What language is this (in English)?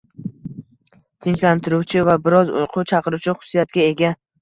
Uzbek